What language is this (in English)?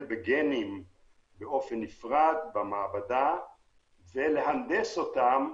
Hebrew